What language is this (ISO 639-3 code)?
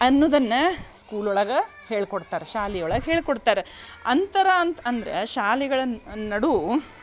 kan